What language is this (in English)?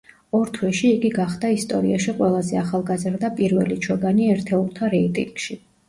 Georgian